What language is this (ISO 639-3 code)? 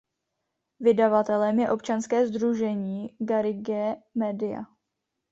ces